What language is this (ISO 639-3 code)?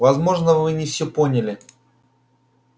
rus